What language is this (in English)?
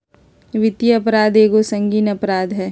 Magahi